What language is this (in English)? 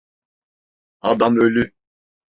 Turkish